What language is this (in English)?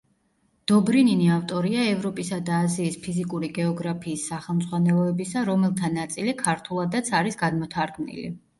Georgian